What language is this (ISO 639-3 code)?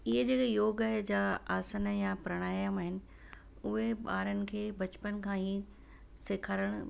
snd